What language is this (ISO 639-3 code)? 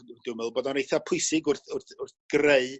cym